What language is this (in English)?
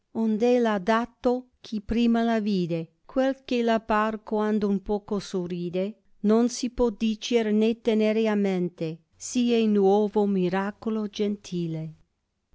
Italian